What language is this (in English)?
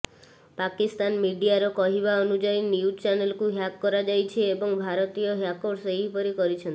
Odia